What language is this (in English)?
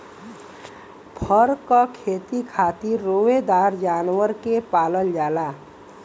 Bhojpuri